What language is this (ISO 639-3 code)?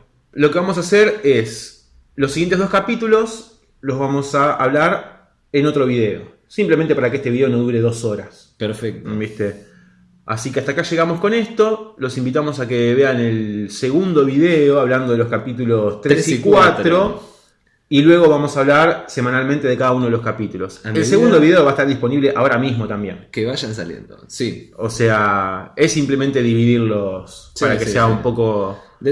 spa